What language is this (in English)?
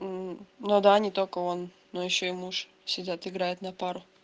Russian